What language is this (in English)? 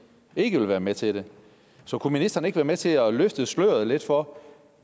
Danish